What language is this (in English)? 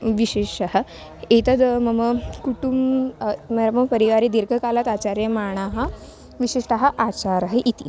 Sanskrit